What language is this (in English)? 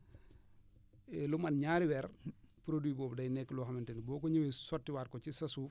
Wolof